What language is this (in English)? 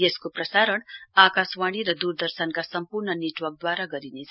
Nepali